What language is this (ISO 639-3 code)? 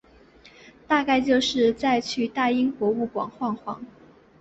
zho